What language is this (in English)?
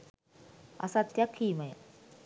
Sinhala